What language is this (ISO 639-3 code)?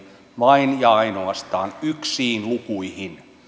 fin